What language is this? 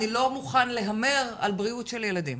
Hebrew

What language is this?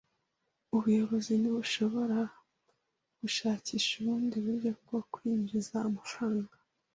Kinyarwanda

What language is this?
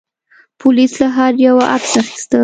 Pashto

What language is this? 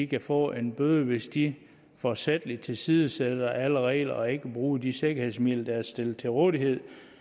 Danish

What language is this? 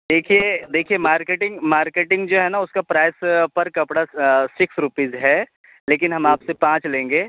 Urdu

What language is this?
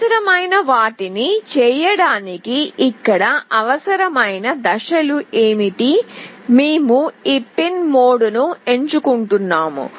Telugu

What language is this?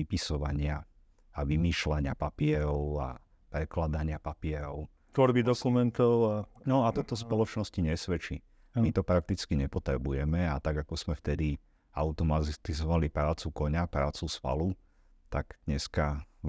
Slovak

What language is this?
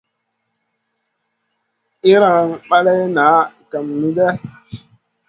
Masana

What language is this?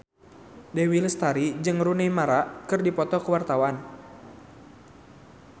Sundanese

